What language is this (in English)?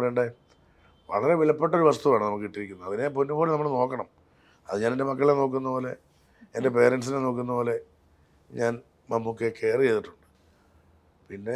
Malayalam